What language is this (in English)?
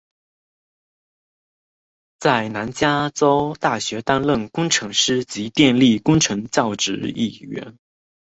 Chinese